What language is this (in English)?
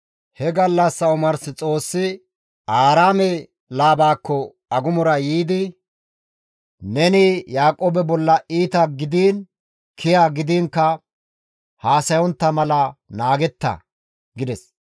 Gamo